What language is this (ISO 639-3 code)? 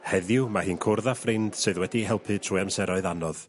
cym